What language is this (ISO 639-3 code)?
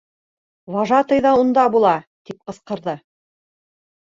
bak